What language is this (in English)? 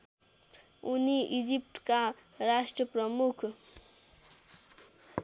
Nepali